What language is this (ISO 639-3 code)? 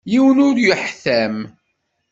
kab